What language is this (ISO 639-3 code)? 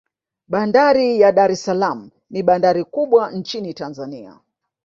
swa